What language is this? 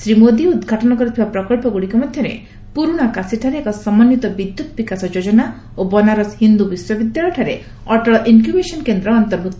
Odia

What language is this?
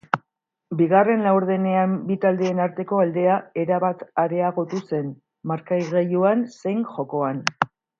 Basque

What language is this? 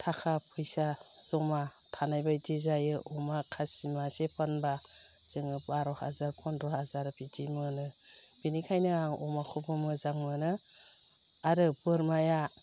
Bodo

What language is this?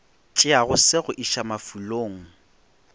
Northern Sotho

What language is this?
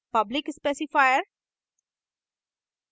Hindi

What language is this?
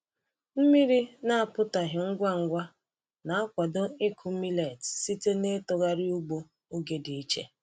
Igbo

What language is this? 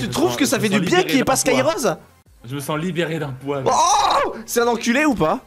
French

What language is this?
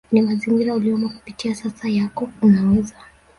Swahili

